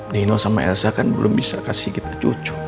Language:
Indonesian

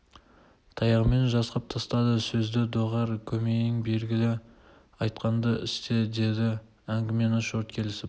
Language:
Kazakh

